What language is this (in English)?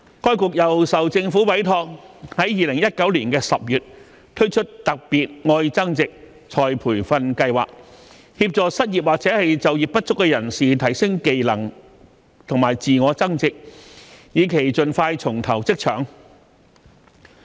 Cantonese